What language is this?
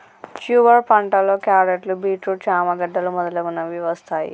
Telugu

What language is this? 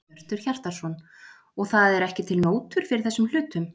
Icelandic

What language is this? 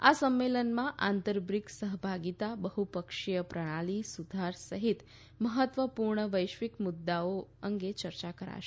Gujarati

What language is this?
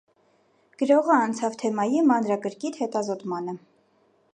Armenian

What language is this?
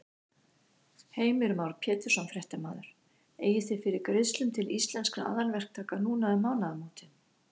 Icelandic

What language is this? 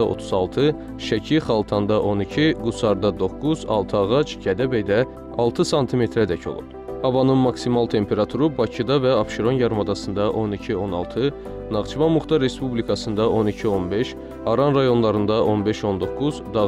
Turkish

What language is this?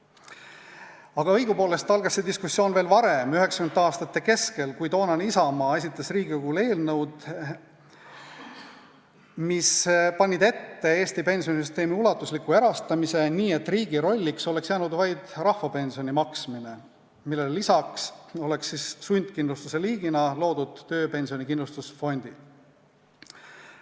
Estonian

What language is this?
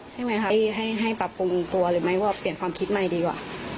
Thai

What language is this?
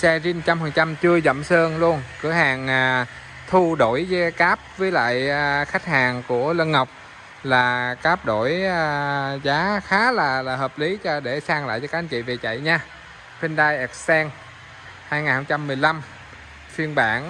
Vietnamese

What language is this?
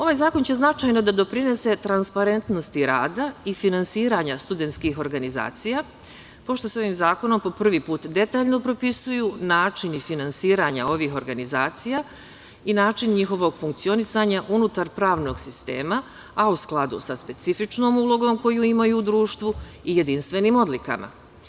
Serbian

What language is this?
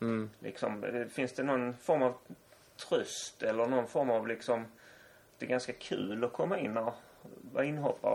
Swedish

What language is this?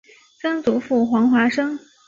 Chinese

